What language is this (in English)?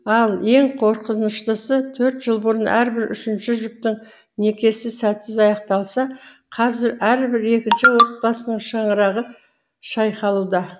Kazakh